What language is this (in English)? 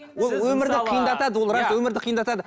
Kazakh